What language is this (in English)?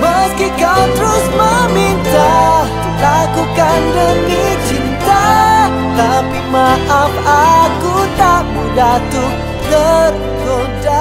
Thai